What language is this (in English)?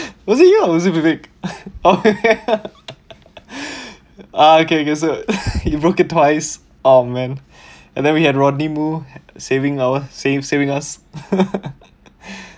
English